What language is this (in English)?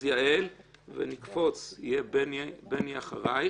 Hebrew